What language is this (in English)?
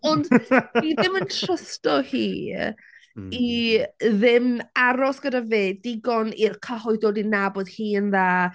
Welsh